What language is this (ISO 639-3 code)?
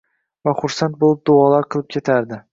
uzb